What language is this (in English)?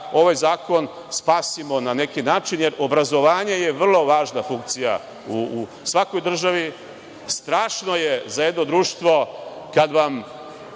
Serbian